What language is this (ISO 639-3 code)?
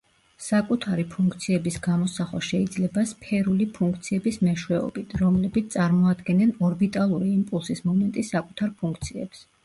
kat